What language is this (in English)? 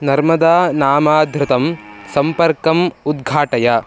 Sanskrit